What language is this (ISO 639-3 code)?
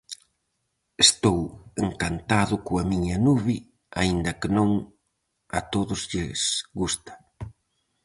glg